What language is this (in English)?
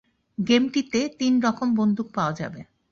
Bangla